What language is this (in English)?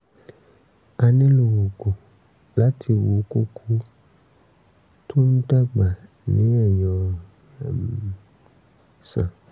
Yoruba